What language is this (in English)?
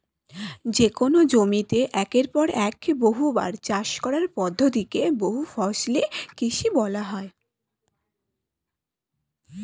Bangla